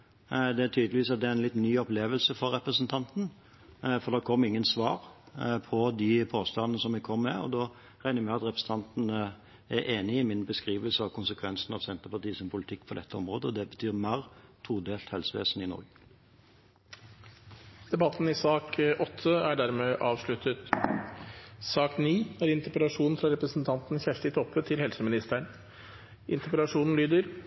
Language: Norwegian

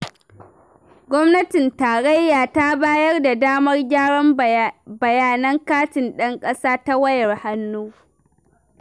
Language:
Hausa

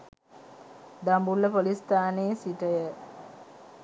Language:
Sinhala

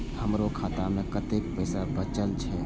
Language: Maithili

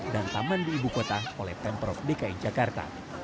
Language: Indonesian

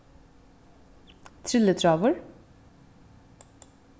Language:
Faroese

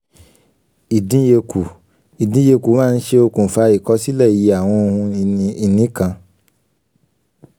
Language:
Yoruba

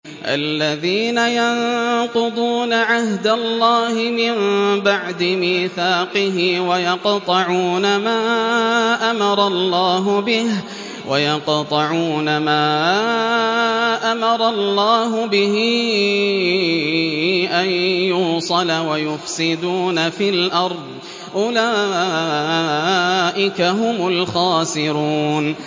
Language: Arabic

